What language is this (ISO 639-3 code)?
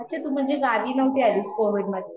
mar